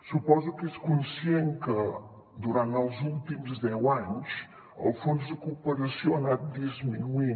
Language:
Catalan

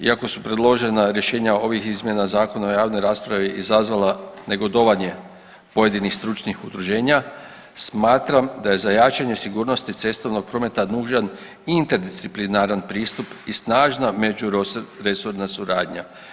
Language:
Croatian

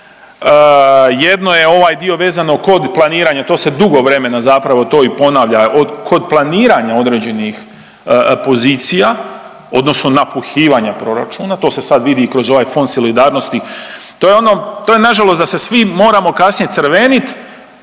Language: Croatian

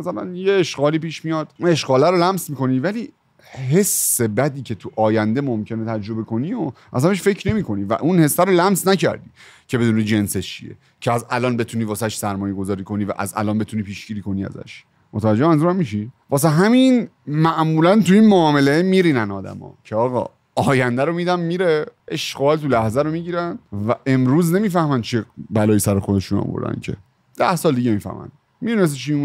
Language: Persian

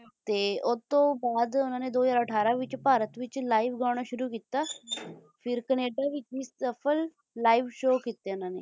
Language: Punjabi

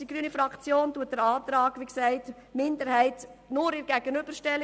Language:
Swiss German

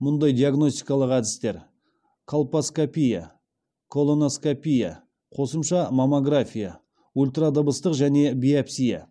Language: Kazakh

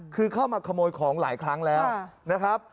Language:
Thai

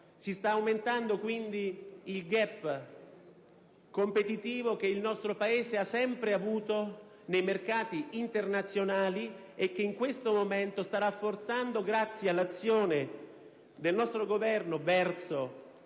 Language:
Italian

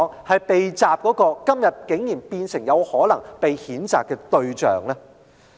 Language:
Cantonese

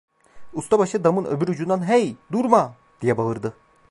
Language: Turkish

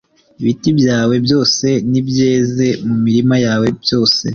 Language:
Kinyarwanda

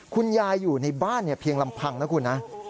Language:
Thai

